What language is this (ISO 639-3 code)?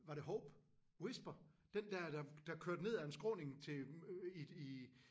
dan